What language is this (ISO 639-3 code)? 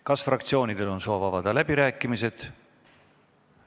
est